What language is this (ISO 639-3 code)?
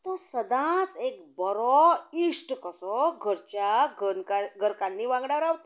kok